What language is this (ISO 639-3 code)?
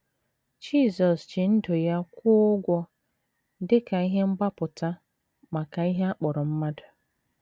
ibo